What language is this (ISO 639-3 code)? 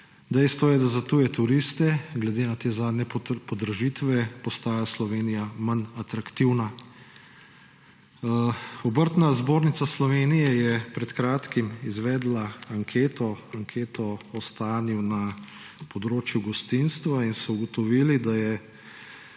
slv